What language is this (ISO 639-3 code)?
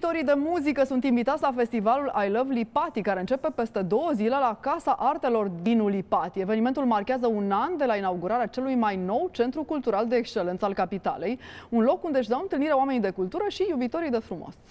ron